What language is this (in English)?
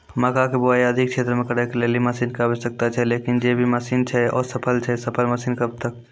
Maithili